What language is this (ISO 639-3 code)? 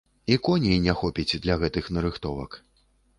bel